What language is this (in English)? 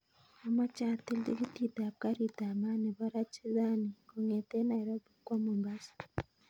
Kalenjin